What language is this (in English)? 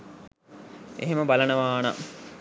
Sinhala